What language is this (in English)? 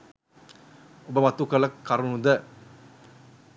Sinhala